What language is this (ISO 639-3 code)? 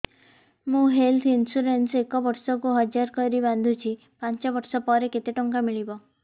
ori